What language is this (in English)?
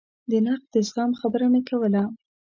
Pashto